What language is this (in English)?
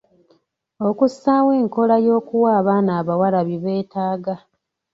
Ganda